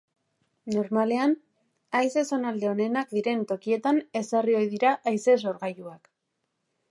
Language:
Basque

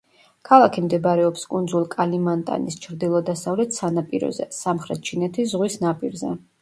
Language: Georgian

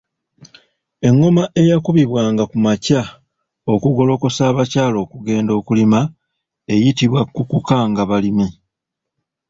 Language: Ganda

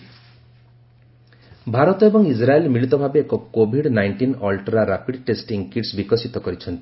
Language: Odia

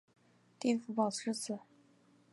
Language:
Chinese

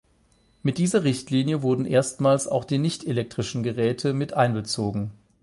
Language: German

